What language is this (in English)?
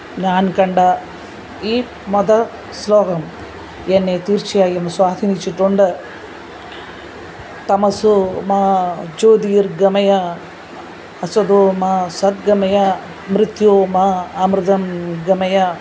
Malayalam